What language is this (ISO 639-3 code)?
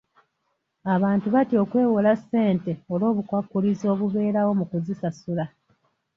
lug